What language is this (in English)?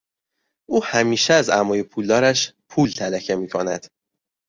Persian